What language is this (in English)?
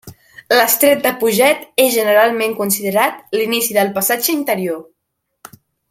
Catalan